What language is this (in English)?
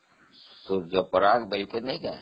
Odia